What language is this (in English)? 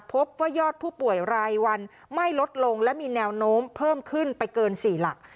Thai